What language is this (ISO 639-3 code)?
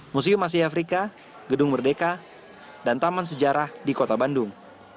ind